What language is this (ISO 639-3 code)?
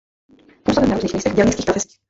ces